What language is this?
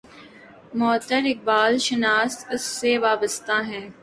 Urdu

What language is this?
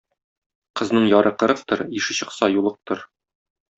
Tatar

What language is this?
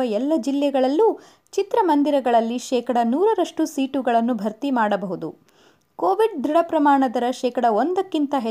Kannada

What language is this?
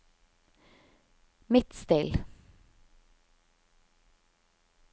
Norwegian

